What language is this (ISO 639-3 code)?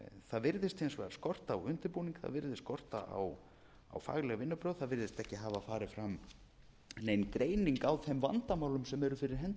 isl